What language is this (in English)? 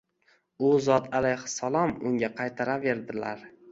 Uzbek